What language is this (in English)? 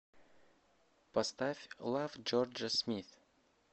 Russian